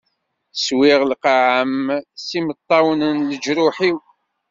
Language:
Kabyle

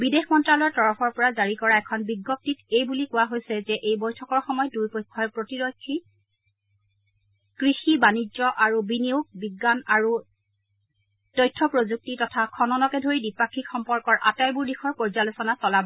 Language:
Assamese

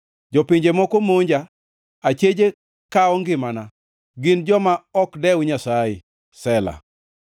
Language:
Luo (Kenya and Tanzania)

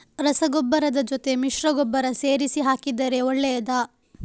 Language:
Kannada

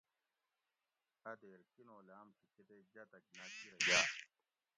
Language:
Gawri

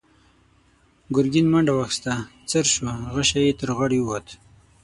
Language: Pashto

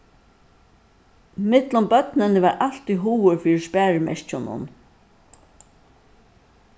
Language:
Faroese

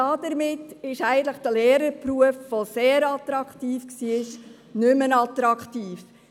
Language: Swiss German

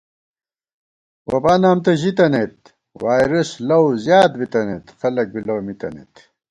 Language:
Gawar-Bati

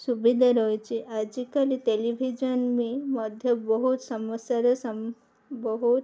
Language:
Odia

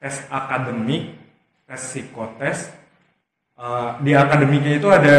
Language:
Indonesian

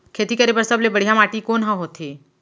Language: Chhattisgarhi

